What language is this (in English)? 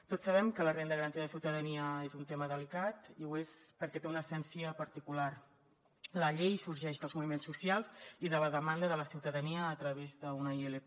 Catalan